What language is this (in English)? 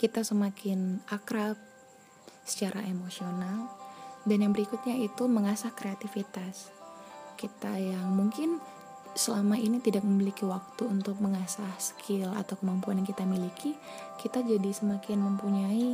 Indonesian